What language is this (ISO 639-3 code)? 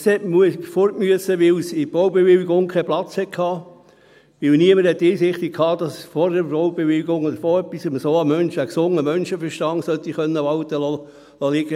gsw